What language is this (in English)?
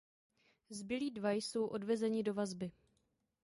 Czech